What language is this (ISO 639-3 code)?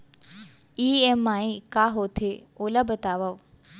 hne